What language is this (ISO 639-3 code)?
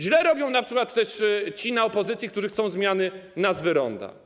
pol